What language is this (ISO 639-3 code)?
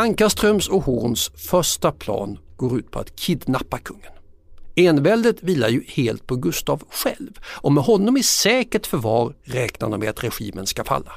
swe